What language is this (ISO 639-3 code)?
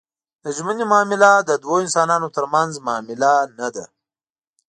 pus